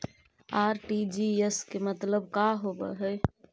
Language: Magahi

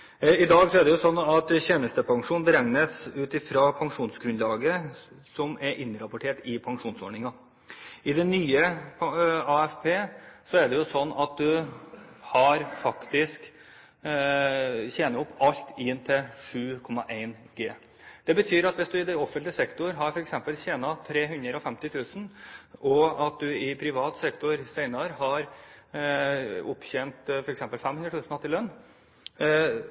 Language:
Norwegian Bokmål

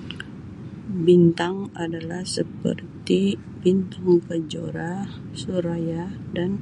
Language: Sabah Malay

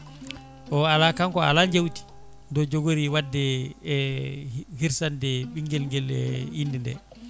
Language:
Fula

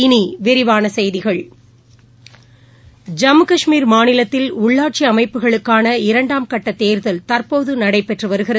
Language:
Tamil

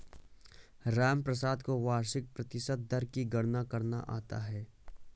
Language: Hindi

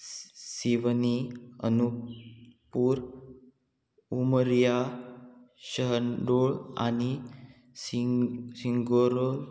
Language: Konkani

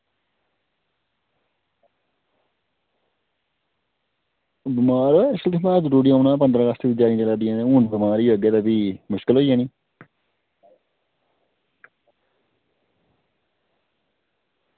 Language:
Dogri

